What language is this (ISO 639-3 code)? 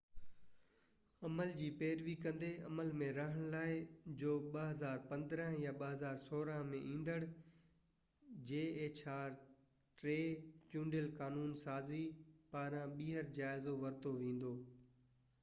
snd